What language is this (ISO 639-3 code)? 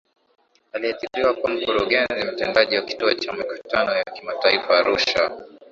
swa